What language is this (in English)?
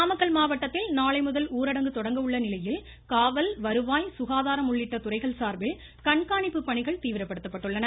Tamil